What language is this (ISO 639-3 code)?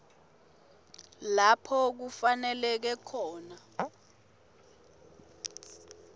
ssw